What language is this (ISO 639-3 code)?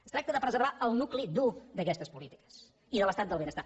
cat